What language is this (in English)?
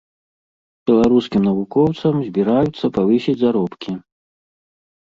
Belarusian